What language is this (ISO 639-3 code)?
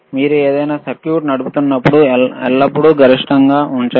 tel